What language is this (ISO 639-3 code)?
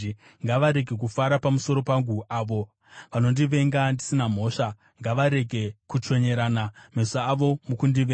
sna